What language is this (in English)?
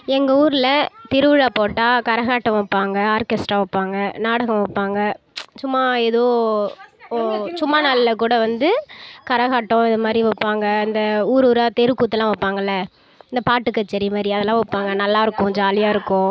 Tamil